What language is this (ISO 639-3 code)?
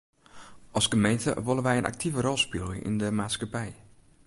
fry